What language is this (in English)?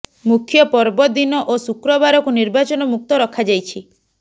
Odia